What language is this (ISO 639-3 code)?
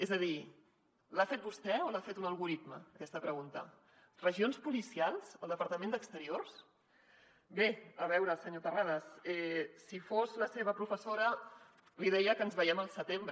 cat